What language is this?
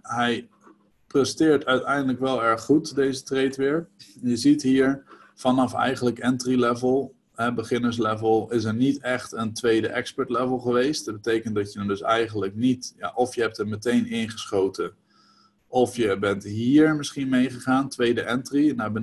Dutch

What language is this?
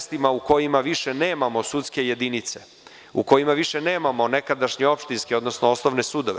Serbian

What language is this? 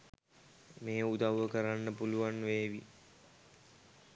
Sinhala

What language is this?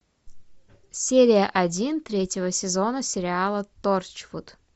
Russian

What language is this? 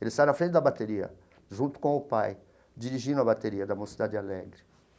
Portuguese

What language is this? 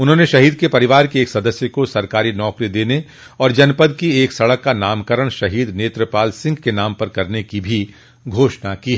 Hindi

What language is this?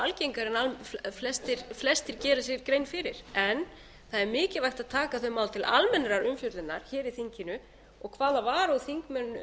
Icelandic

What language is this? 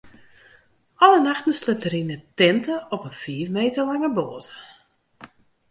Western Frisian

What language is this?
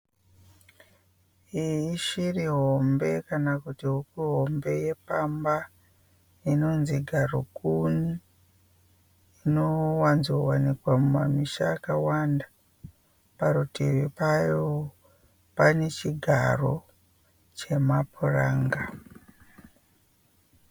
Shona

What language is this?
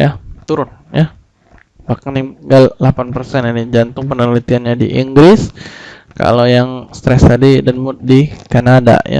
Indonesian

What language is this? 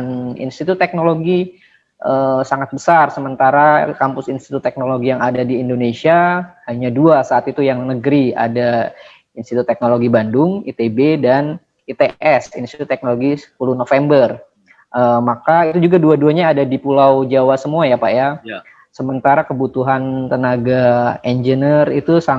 Indonesian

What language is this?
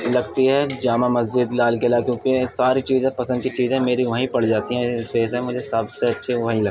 Urdu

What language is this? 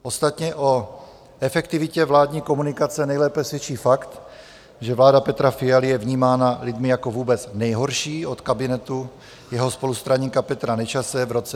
Czech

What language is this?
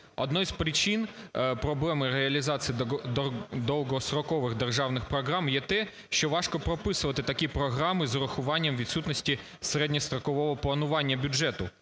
Ukrainian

